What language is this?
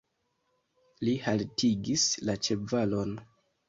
Esperanto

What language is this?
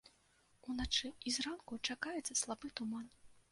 Belarusian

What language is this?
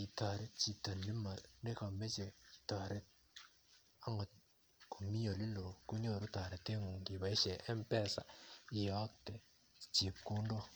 Kalenjin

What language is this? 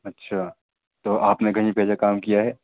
Urdu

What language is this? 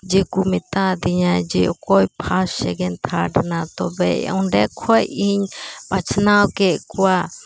Santali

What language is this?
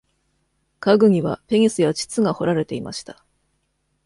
Japanese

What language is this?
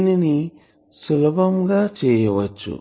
Telugu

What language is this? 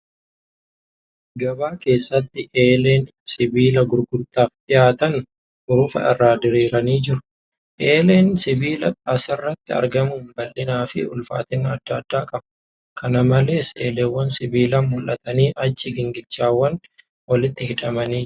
Oromo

